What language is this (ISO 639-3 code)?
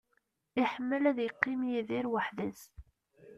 kab